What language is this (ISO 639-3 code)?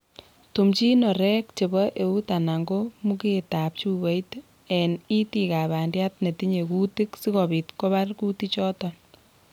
kln